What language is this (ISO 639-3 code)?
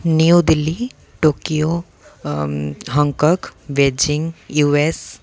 ori